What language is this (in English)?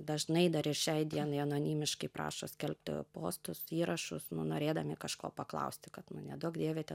Lithuanian